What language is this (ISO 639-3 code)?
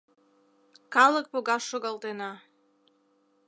chm